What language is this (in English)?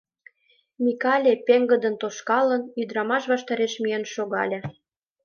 Mari